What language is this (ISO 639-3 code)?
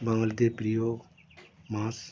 ben